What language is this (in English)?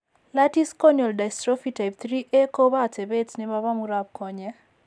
Kalenjin